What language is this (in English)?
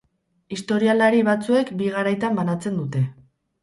Basque